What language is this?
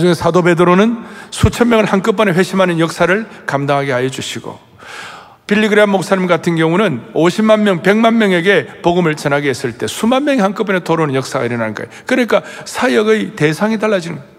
Korean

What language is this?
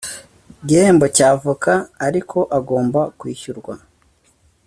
Kinyarwanda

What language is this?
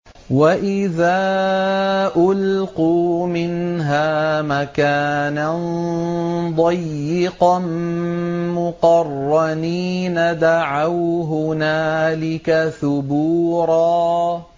Arabic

